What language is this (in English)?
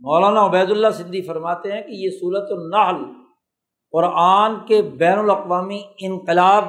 Urdu